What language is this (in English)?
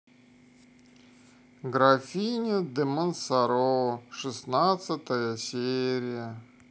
Russian